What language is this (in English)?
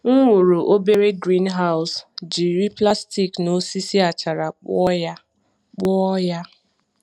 Igbo